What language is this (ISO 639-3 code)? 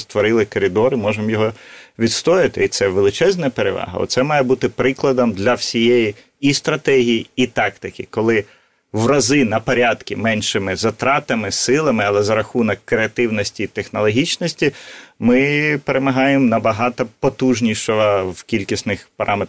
ukr